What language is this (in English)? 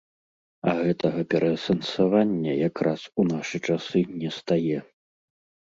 Belarusian